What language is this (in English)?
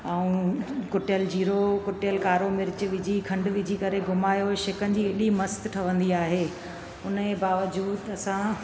Sindhi